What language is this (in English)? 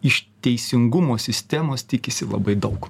Lithuanian